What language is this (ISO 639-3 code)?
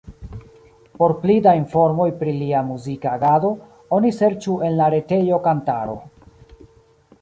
epo